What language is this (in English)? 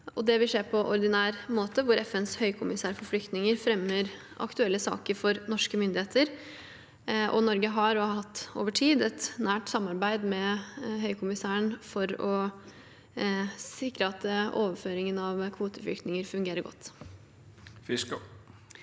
Norwegian